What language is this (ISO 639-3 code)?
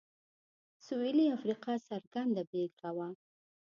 pus